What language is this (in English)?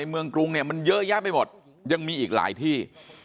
Thai